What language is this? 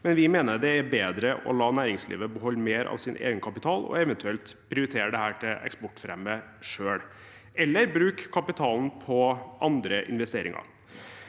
Norwegian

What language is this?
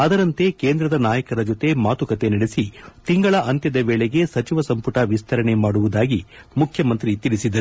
Kannada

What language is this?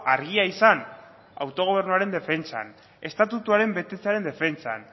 Basque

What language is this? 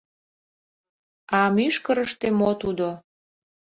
Mari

